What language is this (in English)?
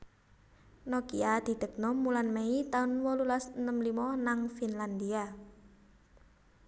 Javanese